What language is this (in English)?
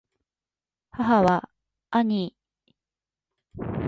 Japanese